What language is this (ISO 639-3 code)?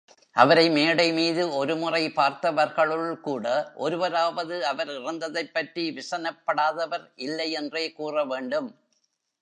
tam